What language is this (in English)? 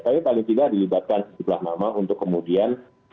Indonesian